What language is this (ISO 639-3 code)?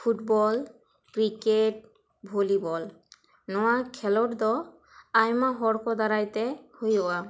sat